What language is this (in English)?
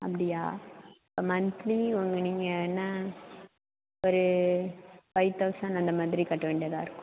Tamil